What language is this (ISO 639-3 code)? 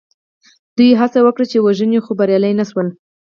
pus